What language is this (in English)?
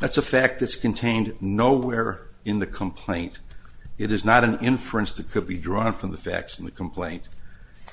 English